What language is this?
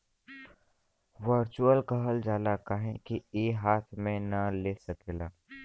Bhojpuri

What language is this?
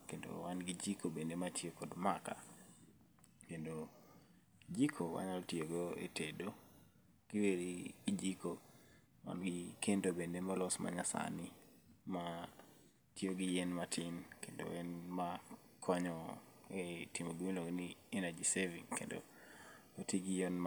Luo (Kenya and Tanzania)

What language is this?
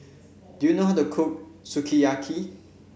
English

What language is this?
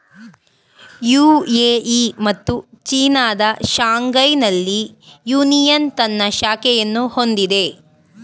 Kannada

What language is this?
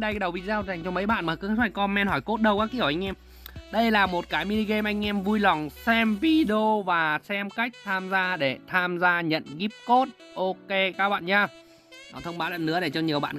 Vietnamese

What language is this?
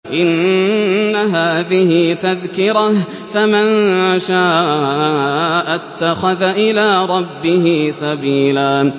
Arabic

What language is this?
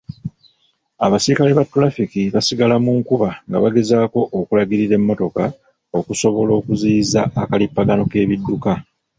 Ganda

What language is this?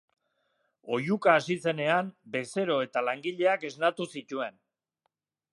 Basque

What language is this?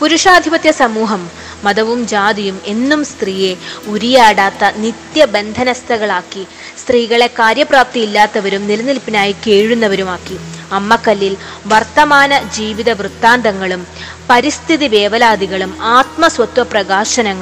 Malayalam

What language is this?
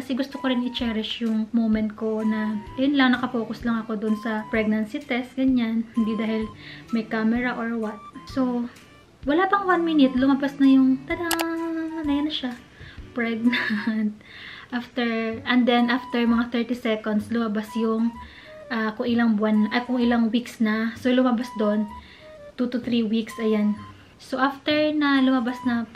Filipino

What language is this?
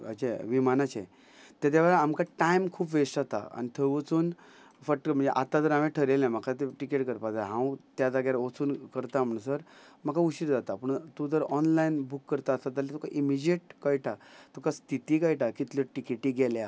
Konkani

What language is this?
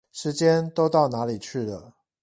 Chinese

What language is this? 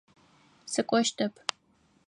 Adyghe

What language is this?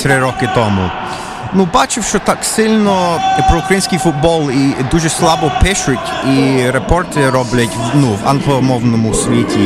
Ukrainian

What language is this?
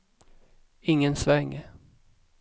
Swedish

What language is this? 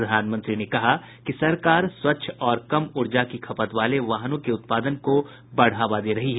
Hindi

